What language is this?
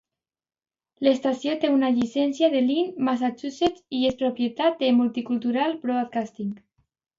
Catalan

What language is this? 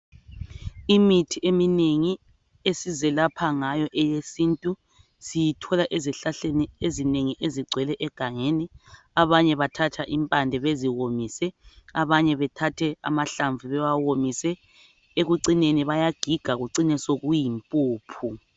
North Ndebele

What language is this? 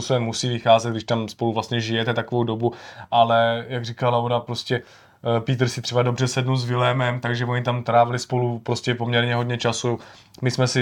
Czech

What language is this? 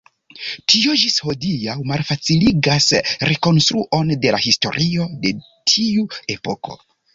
Esperanto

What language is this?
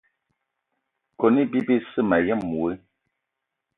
Eton (Cameroon)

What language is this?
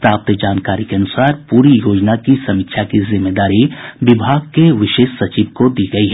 Hindi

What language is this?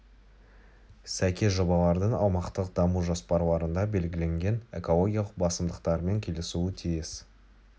Kazakh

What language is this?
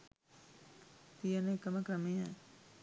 Sinhala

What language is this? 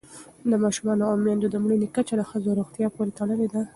Pashto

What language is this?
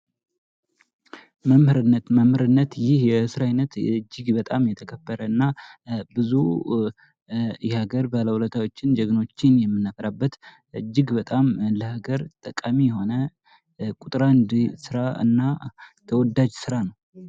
Amharic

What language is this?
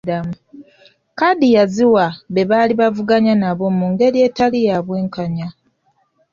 Ganda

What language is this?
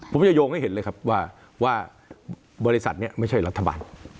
Thai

